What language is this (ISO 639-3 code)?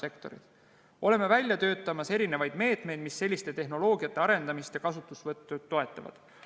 est